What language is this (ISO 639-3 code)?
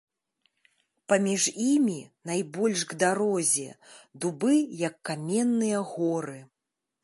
bel